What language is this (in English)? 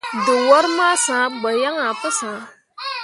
Mundang